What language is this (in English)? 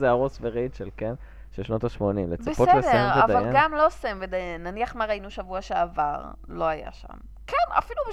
Hebrew